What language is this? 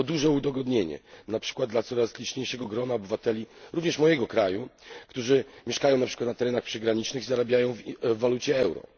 Polish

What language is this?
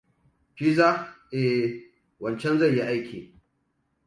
Hausa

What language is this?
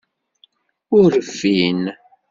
Kabyle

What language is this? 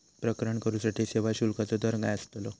Marathi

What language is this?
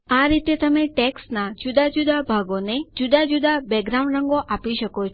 Gujarati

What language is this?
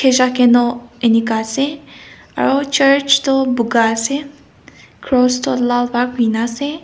Naga Pidgin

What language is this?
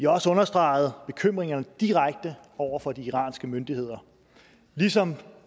Danish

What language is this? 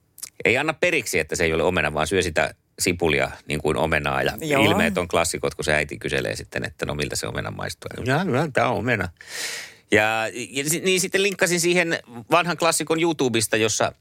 Finnish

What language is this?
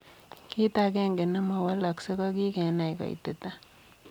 Kalenjin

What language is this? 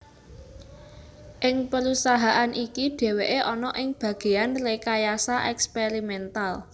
Javanese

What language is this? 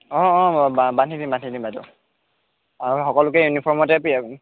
Assamese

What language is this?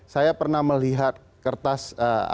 Indonesian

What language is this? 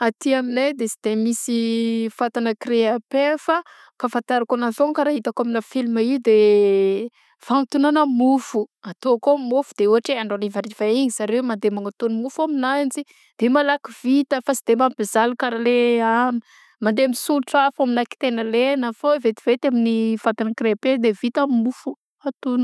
Southern Betsimisaraka Malagasy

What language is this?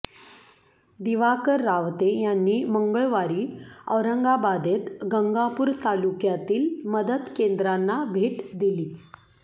Marathi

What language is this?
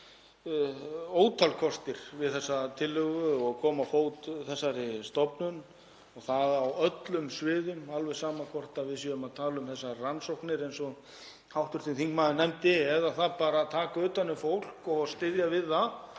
Icelandic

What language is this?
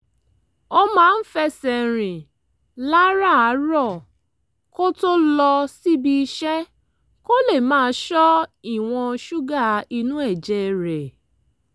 Yoruba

